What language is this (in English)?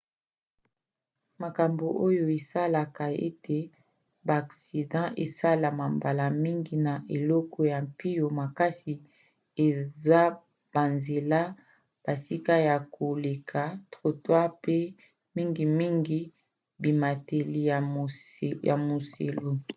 Lingala